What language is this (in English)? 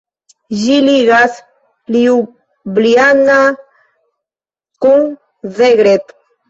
Esperanto